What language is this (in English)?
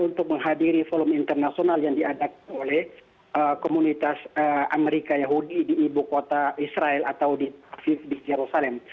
Indonesian